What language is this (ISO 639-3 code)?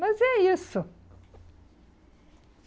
por